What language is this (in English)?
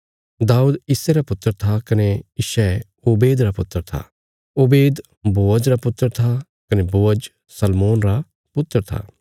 Bilaspuri